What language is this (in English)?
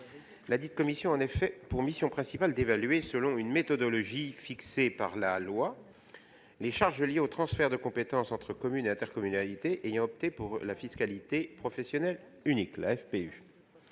French